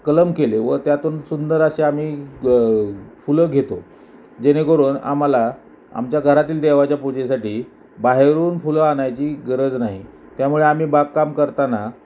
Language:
Marathi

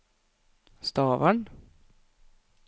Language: Norwegian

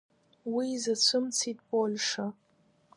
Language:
Abkhazian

